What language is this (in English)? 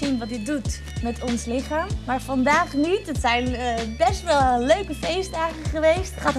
Dutch